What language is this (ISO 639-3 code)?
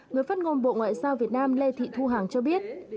vie